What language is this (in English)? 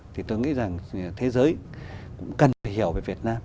Vietnamese